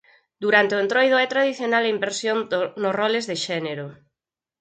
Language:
Galician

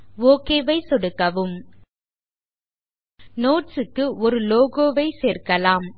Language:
Tamil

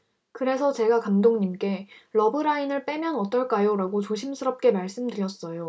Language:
Korean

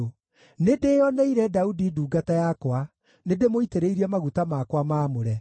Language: Kikuyu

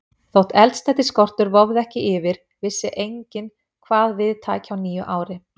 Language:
Icelandic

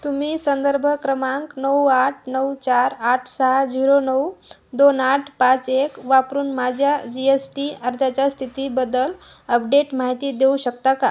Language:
Marathi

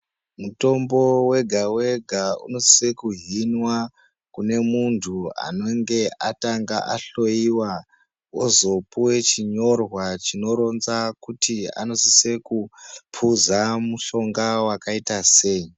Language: Ndau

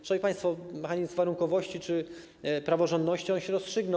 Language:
Polish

